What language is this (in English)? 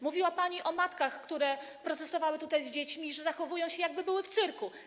Polish